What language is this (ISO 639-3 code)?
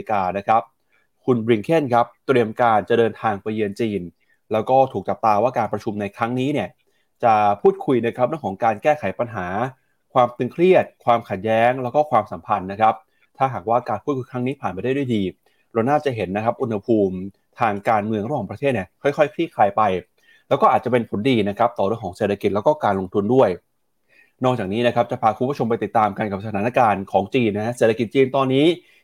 tha